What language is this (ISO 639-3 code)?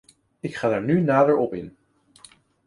nld